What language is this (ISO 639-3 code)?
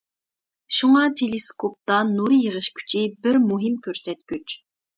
uig